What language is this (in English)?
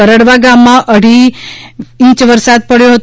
Gujarati